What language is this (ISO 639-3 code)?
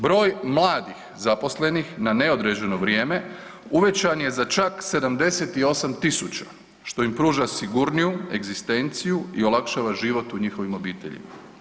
hrv